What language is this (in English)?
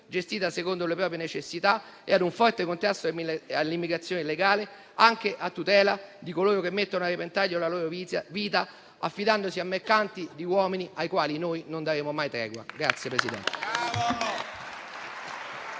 Italian